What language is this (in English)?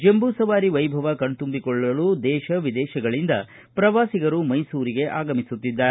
Kannada